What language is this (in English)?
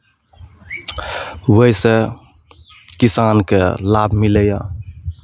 Maithili